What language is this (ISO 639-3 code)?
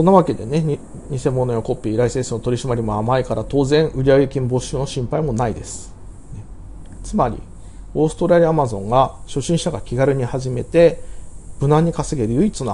jpn